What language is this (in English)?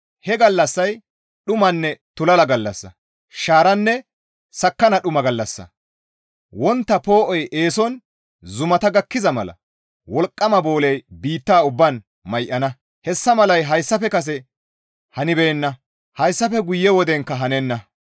Gamo